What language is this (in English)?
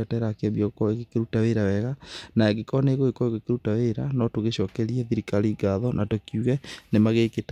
Kikuyu